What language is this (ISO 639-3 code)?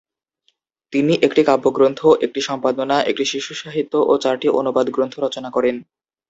ben